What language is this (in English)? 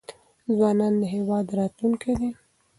Pashto